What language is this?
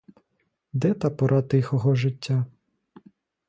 Ukrainian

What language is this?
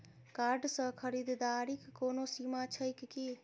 Maithili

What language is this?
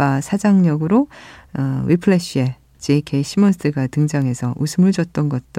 Korean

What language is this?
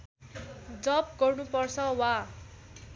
Nepali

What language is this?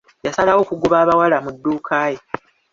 Ganda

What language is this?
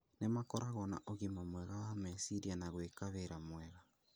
Kikuyu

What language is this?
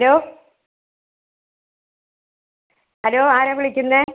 Malayalam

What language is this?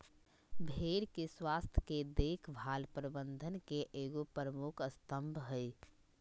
Magahi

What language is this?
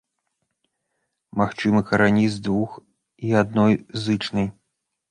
Belarusian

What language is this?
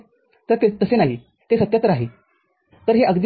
Marathi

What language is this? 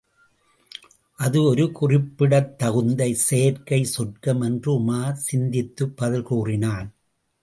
Tamil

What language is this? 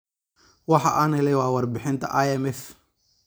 Somali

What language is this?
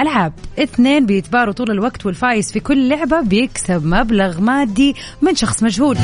Arabic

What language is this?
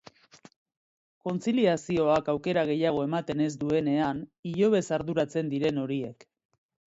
Basque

